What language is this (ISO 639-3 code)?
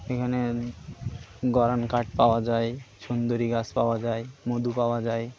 ben